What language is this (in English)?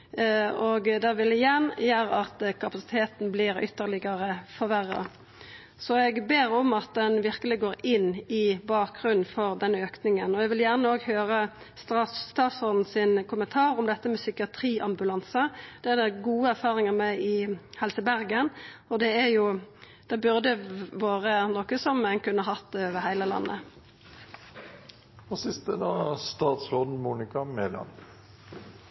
Norwegian